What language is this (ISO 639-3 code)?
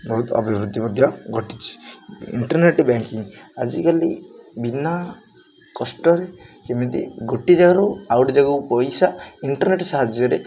ori